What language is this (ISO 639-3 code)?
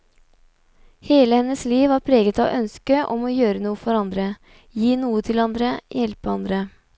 nor